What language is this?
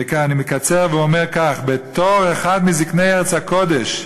Hebrew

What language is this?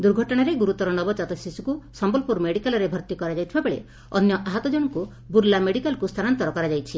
Odia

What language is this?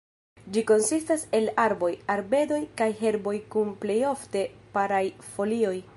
Esperanto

